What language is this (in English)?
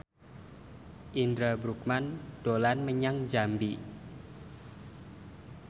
Javanese